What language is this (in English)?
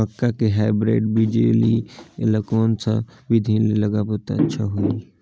Chhattisgarhi